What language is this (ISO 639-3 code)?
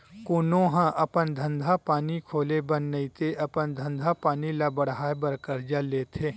hne